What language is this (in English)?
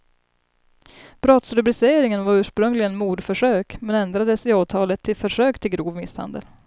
Swedish